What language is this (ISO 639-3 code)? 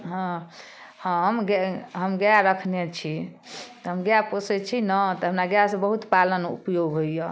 mai